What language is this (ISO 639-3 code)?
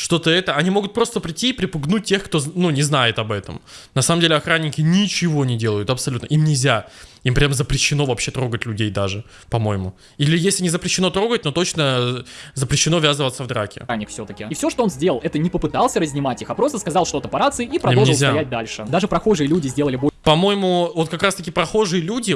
rus